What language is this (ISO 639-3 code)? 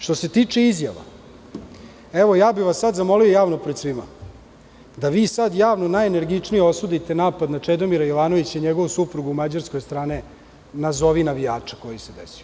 srp